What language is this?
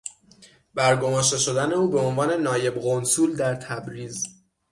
Persian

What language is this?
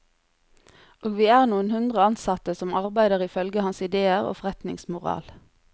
Norwegian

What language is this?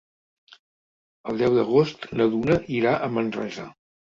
Catalan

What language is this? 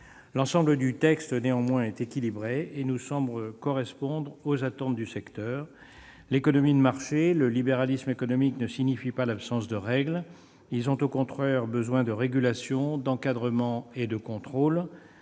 French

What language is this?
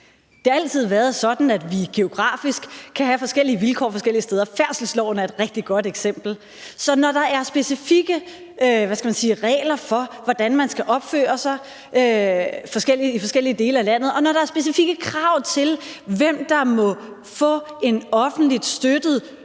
Danish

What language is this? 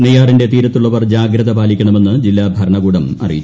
Malayalam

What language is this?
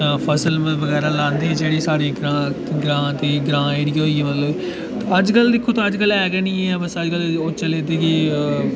Dogri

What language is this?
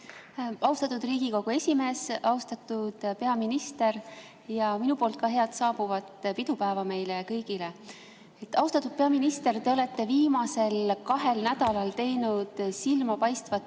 Estonian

